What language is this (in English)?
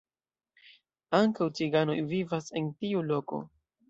Esperanto